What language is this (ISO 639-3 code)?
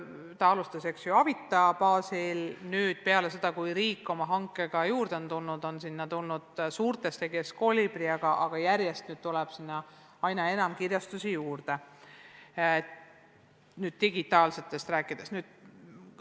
est